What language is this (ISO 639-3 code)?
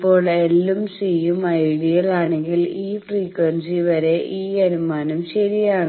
mal